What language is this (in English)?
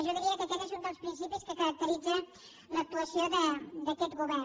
Catalan